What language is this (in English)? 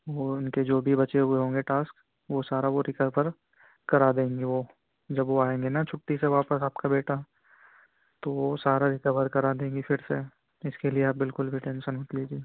Urdu